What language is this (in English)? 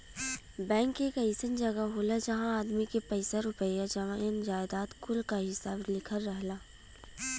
Bhojpuri